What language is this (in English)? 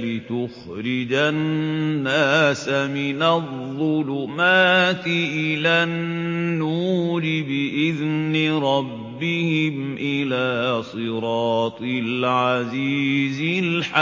Arabic